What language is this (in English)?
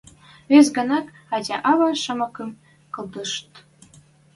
Western Mari